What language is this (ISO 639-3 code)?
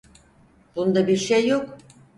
tur